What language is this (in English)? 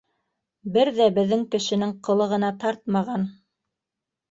Bashkir